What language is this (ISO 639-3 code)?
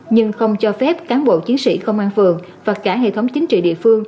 vie